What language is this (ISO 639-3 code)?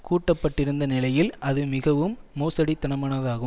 tam